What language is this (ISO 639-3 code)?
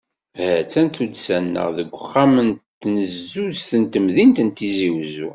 kab